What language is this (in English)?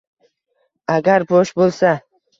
Uzbek